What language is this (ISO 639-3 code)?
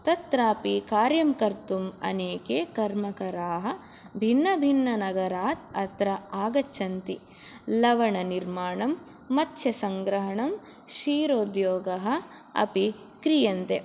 san